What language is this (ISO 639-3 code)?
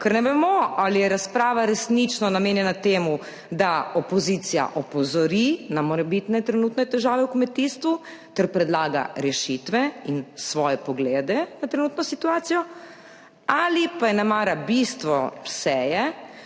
slv